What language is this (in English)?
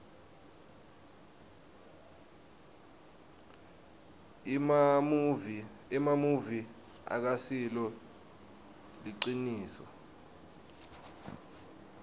Swati